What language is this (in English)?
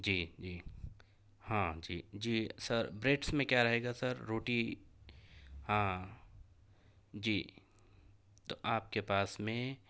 Urdu